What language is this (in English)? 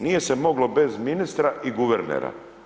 Croatian